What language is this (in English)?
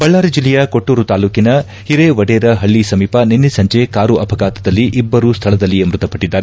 Kannada